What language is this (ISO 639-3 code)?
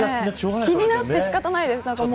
jpn